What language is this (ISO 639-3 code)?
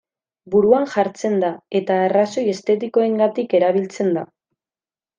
eus